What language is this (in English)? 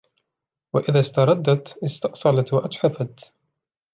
Arabic